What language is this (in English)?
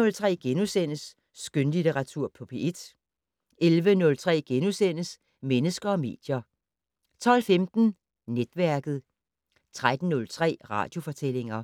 Danish